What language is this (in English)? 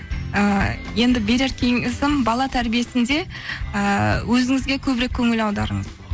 Kazakh